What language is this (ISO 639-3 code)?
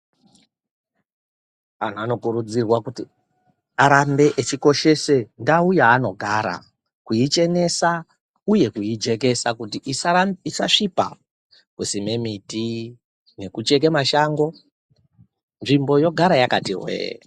ndc